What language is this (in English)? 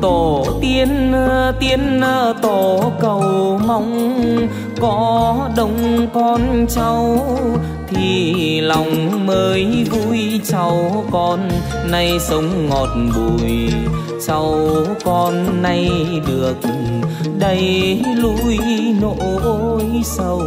Vietnamese